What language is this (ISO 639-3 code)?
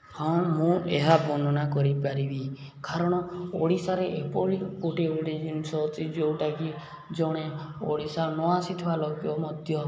ori